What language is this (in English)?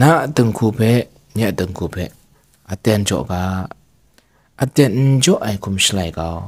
Thai